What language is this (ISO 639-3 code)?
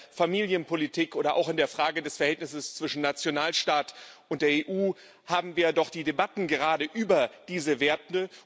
deu